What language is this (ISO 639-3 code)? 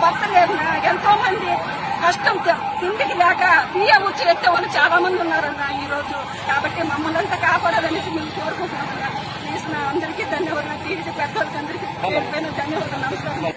tel